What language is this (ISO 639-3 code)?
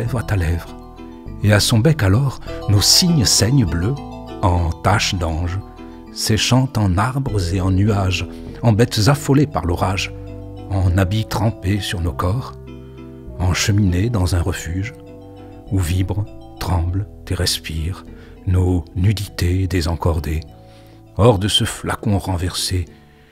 fra